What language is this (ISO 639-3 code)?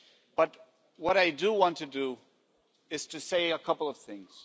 eng